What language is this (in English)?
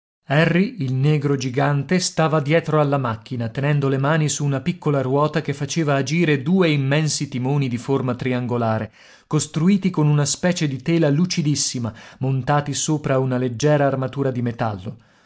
Italian